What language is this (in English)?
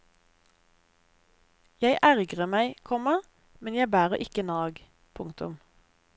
Norwegian